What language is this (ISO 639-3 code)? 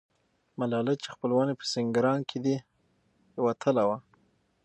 pus